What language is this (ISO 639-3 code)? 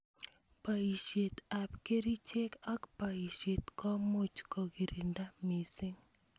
kln